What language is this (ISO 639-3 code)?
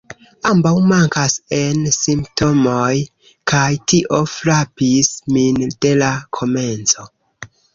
epo